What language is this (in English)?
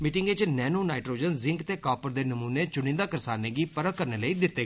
Dogri